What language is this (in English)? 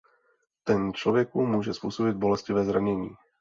Czech